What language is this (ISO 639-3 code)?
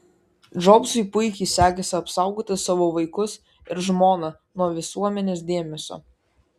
lit